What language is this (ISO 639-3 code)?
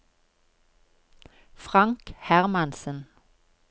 nor